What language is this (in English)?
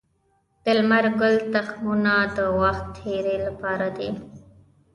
Pashto